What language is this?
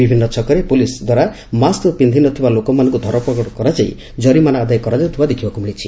Odia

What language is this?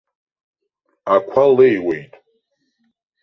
Abkhazian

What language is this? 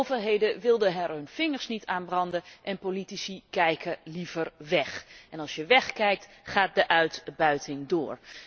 Dutch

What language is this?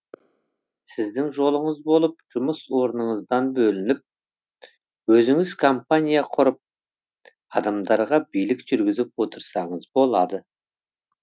Kazakh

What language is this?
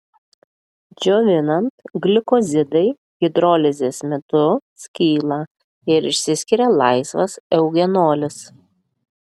Lithuanian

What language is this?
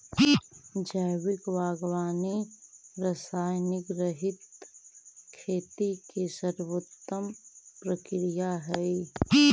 Magahi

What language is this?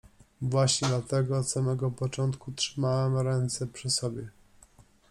Polish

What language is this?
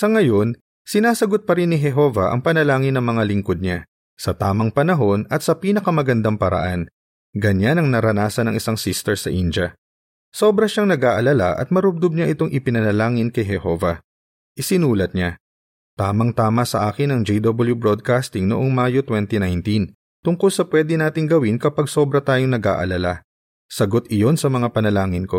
Filipino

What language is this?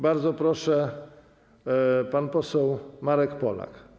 Polish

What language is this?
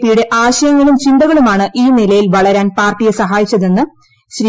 Malayalam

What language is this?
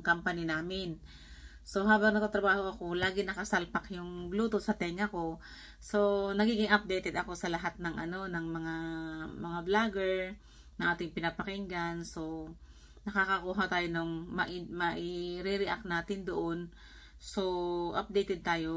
Filipino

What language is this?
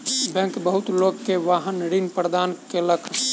Maithili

